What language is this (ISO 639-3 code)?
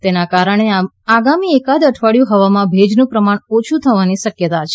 guj